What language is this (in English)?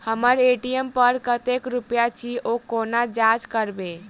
Maithili